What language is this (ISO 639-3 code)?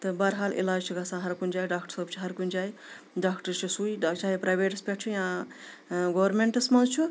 kas